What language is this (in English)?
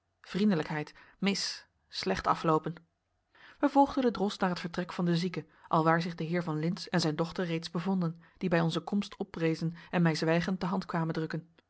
Dutch